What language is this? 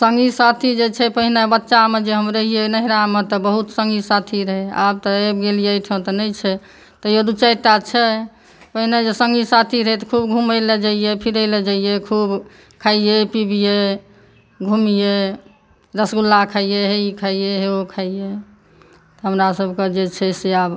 Maithili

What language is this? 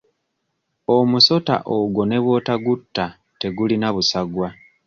Ganda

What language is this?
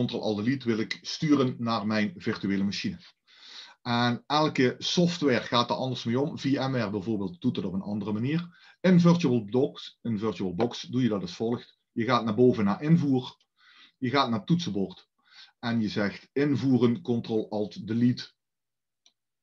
Dutch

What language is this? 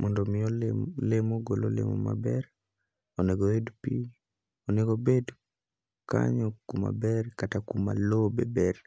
Luo (Kenya and Tanzania)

